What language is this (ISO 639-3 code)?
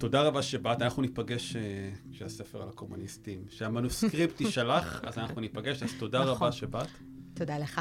heb